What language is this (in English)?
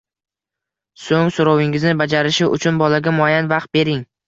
Uzbek